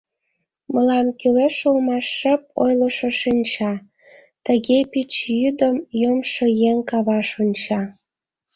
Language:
Mari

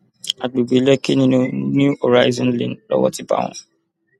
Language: Yoruba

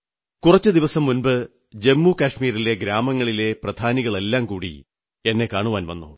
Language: Malayalam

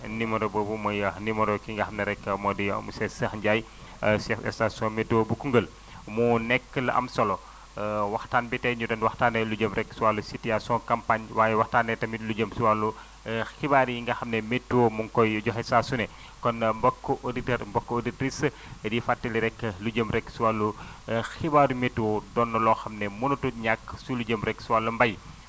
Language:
Wolof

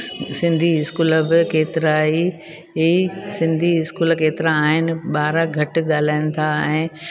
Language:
Sindhi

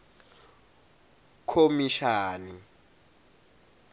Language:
Swati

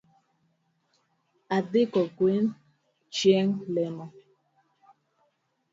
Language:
Luo (Kenya and Tanzania)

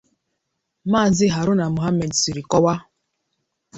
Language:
Igbo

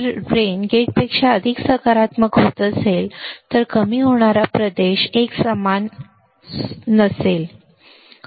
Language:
Marathi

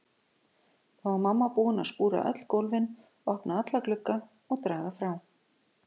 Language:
Icelandic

